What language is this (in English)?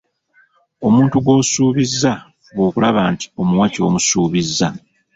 Ganda